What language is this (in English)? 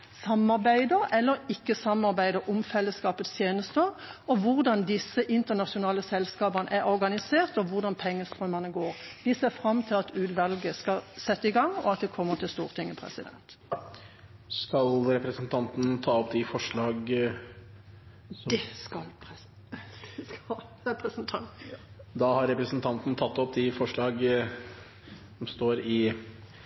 Norwegian Bokmål